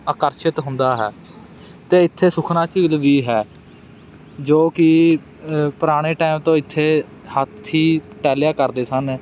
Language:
Punjabi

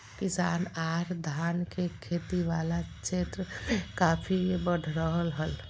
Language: Magahi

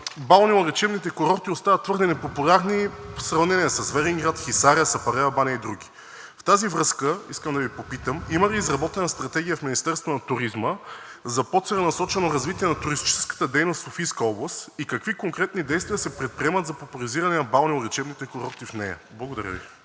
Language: Bulgarian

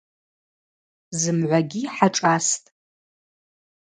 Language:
Abaza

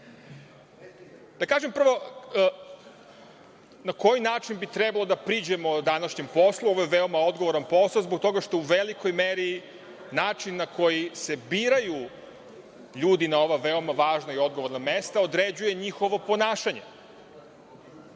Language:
Serbian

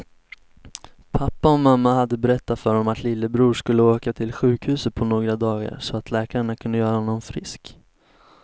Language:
Swedish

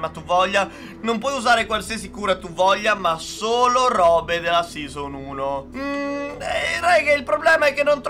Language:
Italian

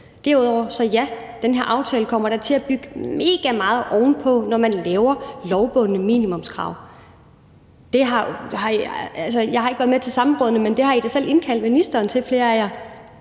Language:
Danish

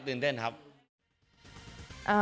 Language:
Thai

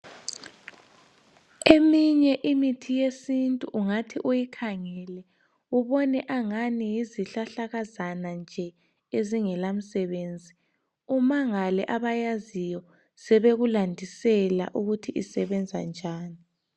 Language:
North Ndebele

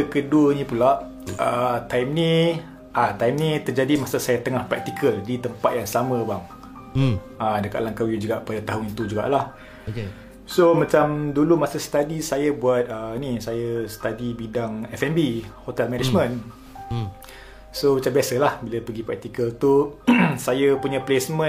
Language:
Malay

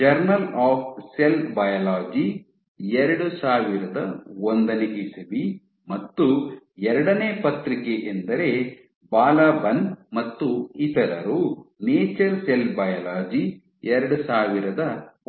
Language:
Kannada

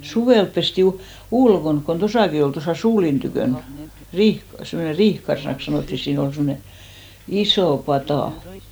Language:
Finnish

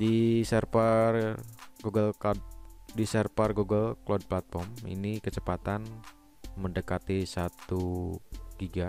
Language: Indonesian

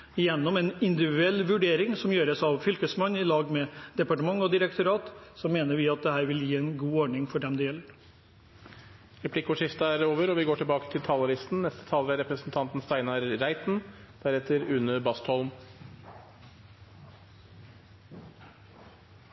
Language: Norwegian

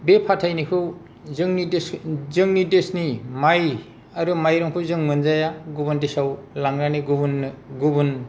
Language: Bodo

